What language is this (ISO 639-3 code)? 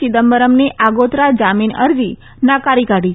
guj